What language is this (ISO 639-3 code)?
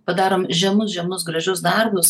lit